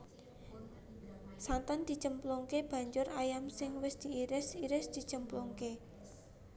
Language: Javanese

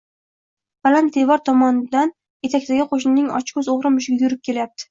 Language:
Uzbek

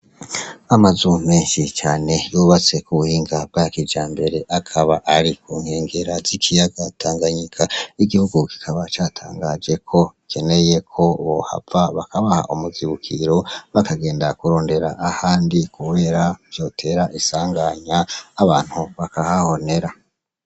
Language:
Rundi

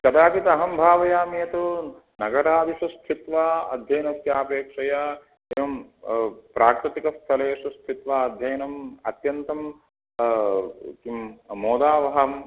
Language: Sanskrit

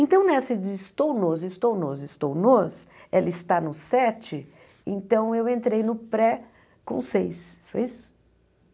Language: Portuguese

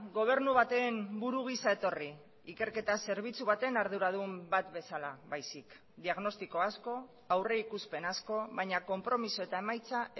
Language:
Basque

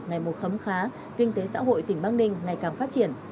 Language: Vietnamese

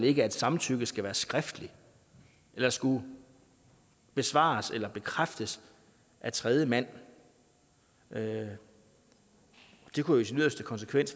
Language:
Danish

